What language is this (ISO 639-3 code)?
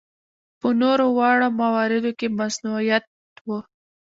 pus